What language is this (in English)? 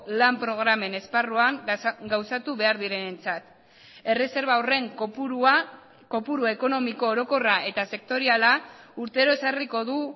Basque